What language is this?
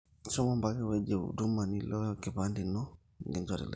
Masai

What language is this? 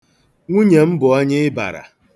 Igbo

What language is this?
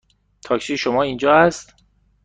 Persian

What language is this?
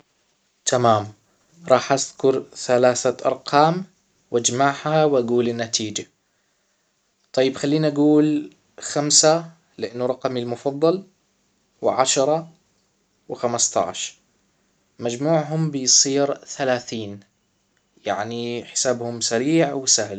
Hijazi Arabic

